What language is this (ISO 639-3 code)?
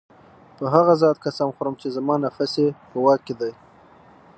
pus